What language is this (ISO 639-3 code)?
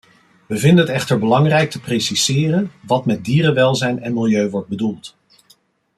nld